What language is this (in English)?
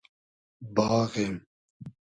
Hazaragi